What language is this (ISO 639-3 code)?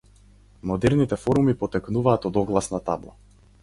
mkd